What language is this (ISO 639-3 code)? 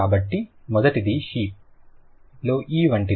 tel